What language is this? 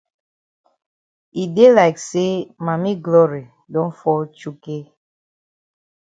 Cameroon Pidgin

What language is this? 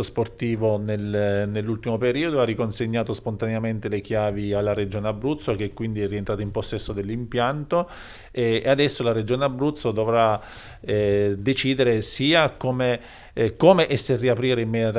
Italian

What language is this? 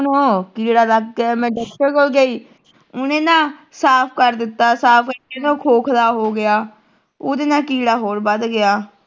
Punjabi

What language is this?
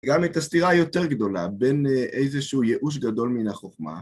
Hebrew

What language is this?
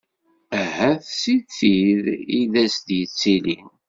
Kabyle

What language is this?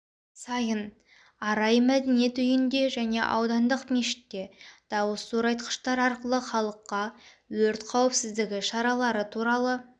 Kazakh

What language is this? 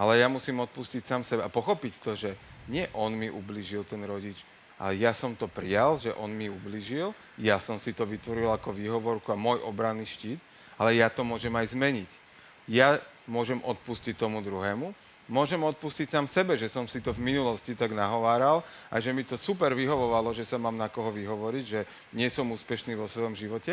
Slovak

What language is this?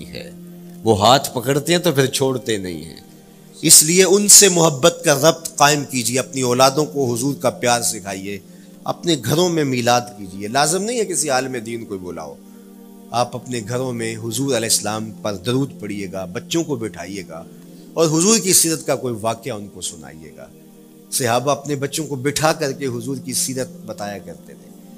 Urdu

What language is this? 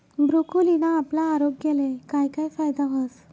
Marathi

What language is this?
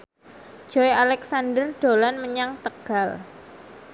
Javanese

